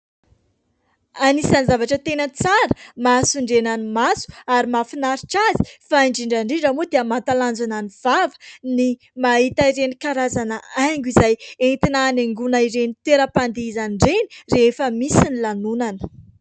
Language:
Malagasy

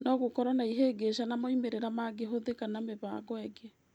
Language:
Kikuyu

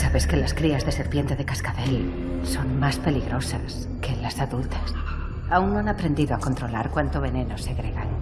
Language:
Spanish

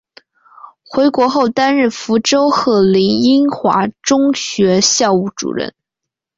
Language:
Chinese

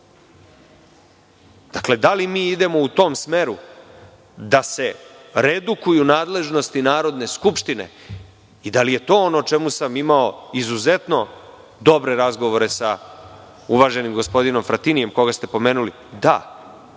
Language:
Serbian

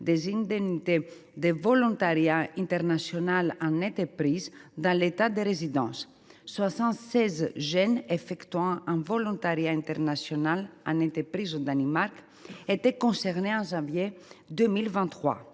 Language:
French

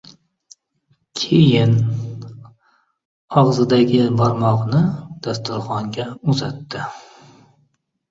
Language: Uzbek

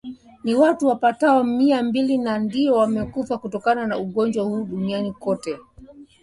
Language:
Swahili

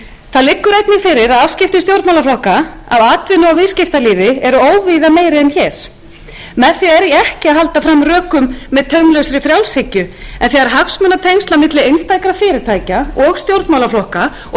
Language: Icelandic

